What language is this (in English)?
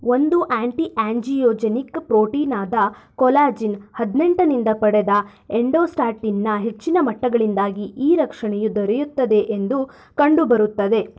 Kannada